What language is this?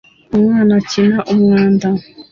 Kinyarwanda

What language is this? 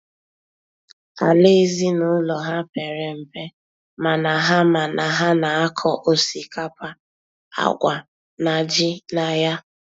Igbo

